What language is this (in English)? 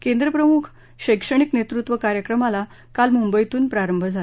Marathi